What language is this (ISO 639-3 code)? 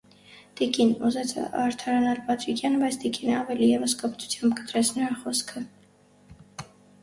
hye